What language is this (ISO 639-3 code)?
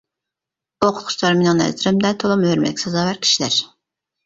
uig